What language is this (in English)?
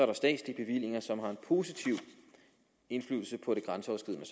Danish